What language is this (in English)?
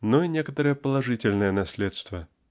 Russian